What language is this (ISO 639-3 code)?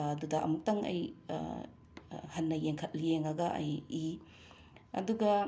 mni